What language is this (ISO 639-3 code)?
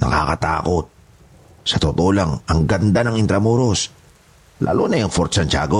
fil